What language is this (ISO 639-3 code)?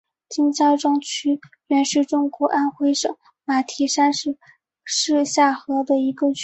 zho